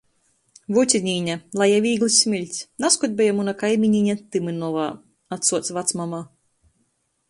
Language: Latgalian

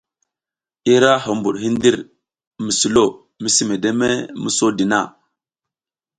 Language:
South Giziga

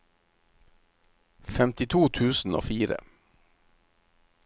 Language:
Norwegian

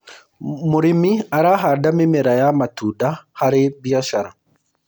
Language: Kikuyu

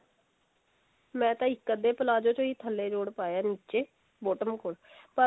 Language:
Punjabi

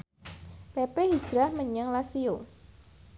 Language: Javanese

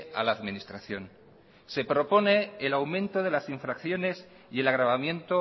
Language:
Spanish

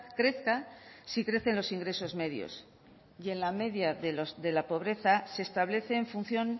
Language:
Spanish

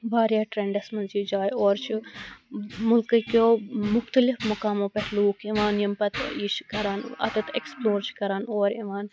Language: Kashmiri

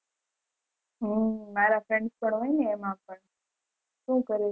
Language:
Gujarati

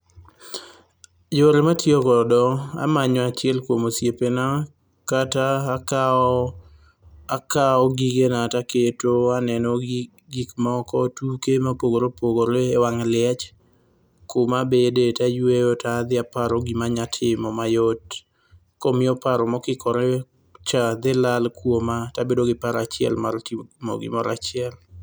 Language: Luo (Kenya and Tanzania)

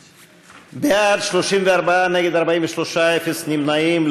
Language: Hebrew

